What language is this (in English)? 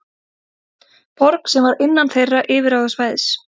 Icelandic